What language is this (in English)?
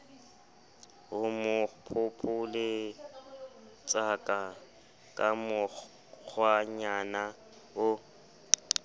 Southern Sotho